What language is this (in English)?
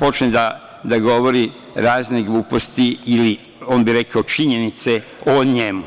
Serbian